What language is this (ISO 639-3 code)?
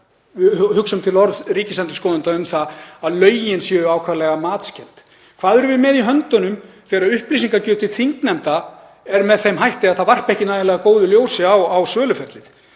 isl